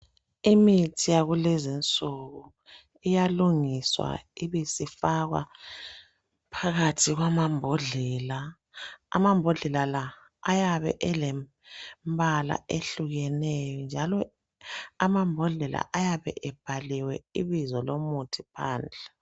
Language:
North Ndebele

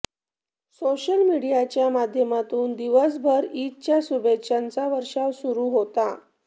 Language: Marathi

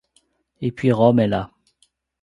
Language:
French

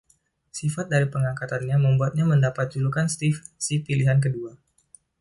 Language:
Indonesian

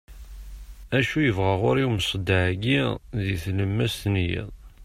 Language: Kabyle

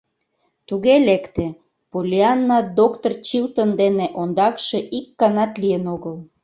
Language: Mari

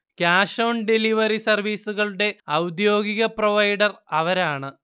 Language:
Malayalam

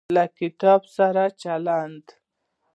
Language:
Pashto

